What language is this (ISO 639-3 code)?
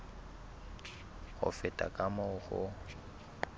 sot